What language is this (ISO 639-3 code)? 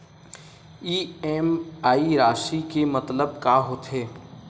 hne